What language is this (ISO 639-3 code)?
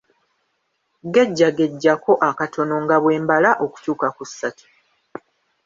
lug